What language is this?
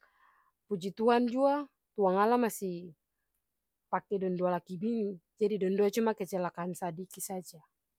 Ambonese Malay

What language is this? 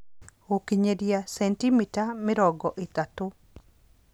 Kikuyu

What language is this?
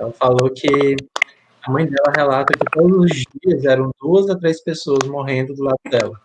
Portuguese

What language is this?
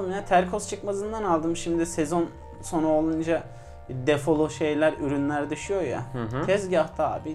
Turkish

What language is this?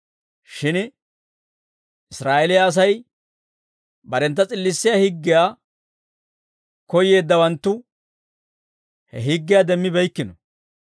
Dawro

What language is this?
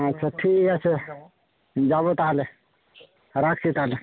Bangla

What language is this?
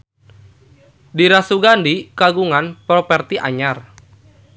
Sundanese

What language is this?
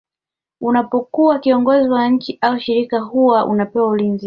Swahili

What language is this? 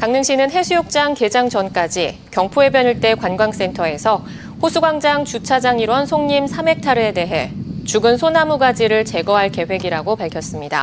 Korean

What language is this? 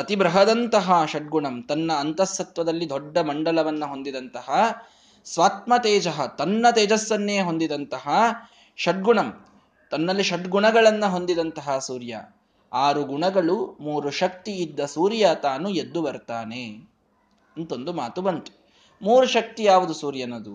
Kannada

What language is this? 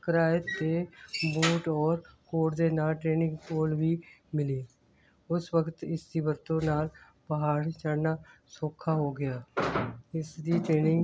Punjabi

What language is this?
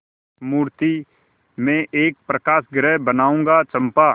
Hindi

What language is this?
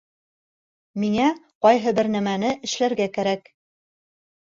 Bashkir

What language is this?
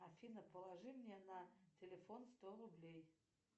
Russian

